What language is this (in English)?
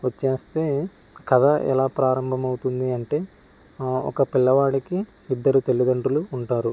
Telugu